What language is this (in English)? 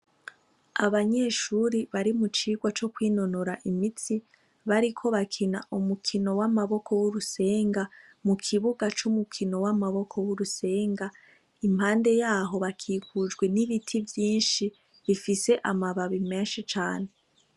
Rundi